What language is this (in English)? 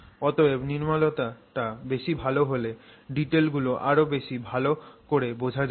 Bangla